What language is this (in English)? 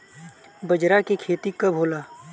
Bhojpuri